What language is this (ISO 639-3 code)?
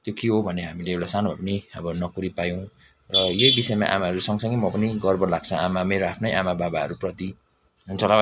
nep